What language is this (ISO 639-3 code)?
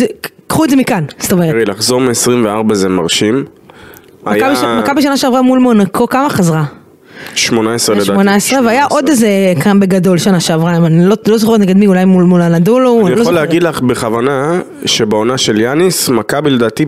heb